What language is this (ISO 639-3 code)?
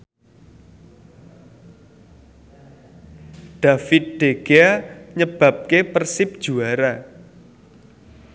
jav